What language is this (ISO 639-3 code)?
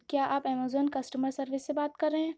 urd